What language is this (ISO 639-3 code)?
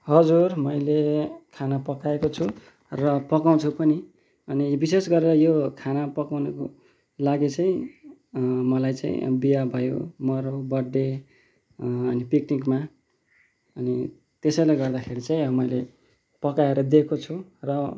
nep